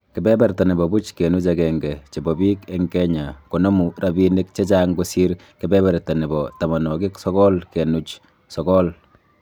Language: Kalenjin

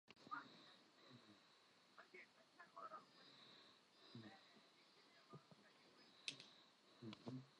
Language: Central Kurdish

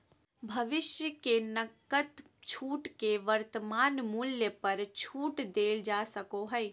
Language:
Magahi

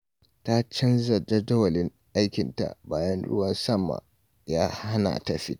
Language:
Hausa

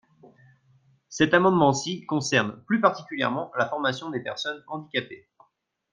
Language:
French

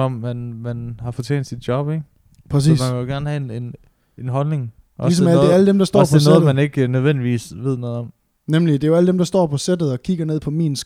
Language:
Danish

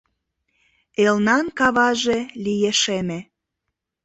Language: Mari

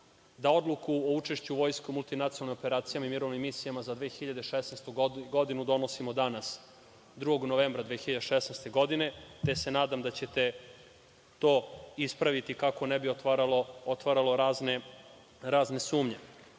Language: Serbian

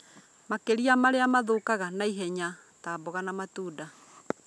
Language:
Kikuyu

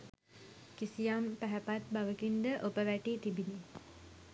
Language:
Sinhala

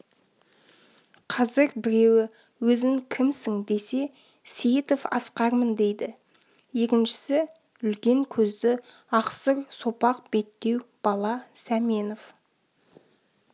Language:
Kazakh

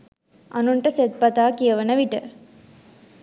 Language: Sinhala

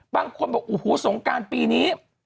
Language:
Thai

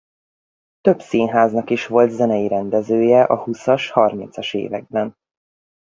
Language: Hungarian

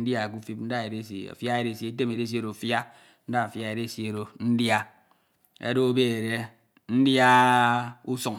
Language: Ito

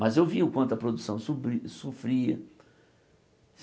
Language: Portuguese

